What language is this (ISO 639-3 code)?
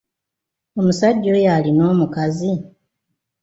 lug